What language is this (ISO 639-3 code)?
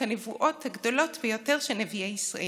heb